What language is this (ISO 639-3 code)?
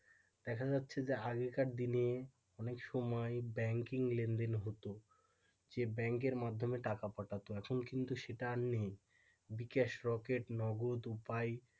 ben